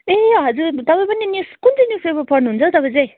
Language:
Nepali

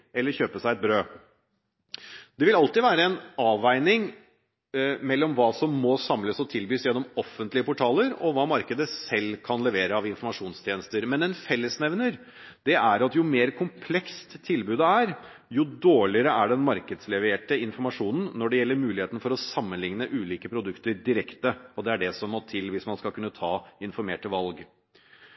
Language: Norwegian Bokmål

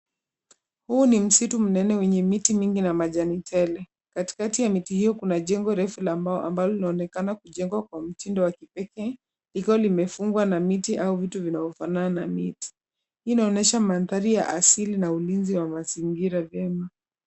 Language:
Swahili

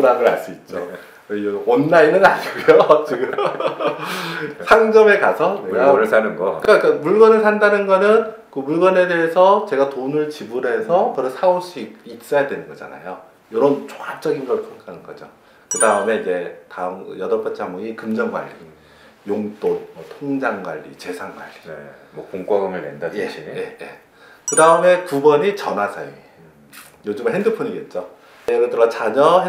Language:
Korean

